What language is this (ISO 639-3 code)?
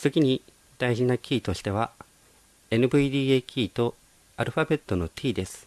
jpn